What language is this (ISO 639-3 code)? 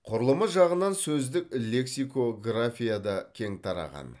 kaz